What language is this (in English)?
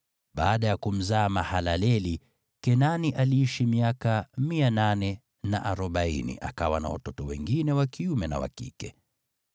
Swahili